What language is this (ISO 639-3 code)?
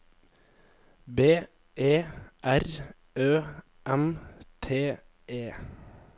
nor